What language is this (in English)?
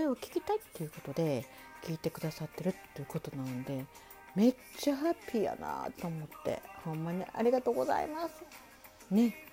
Japanese